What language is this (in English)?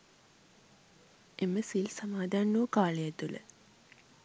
Sinhala